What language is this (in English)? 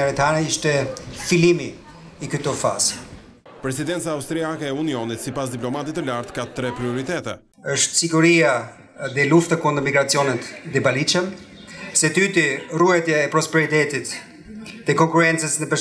Portuguese